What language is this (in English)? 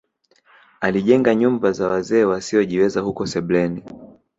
Swahili